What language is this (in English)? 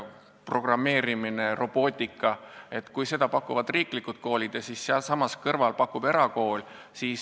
Estonian